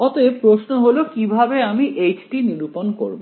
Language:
Bangla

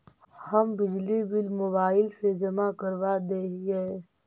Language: Magahi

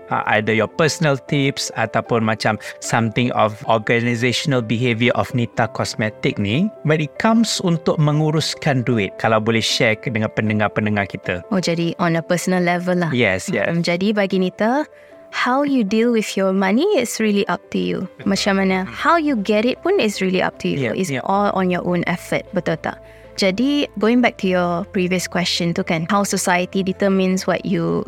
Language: Malay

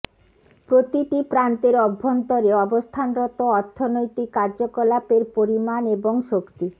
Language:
Bangla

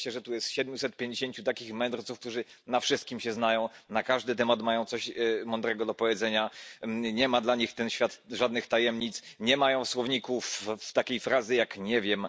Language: Polish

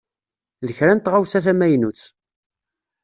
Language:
Kabyle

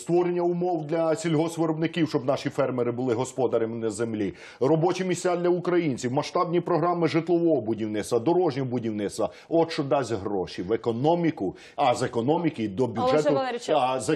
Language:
Ukrainian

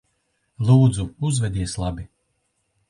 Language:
Latvian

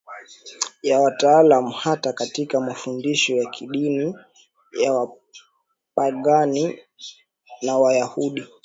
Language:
Swahili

